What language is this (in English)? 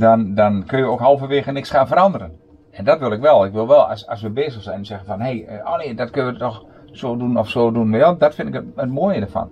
Dutch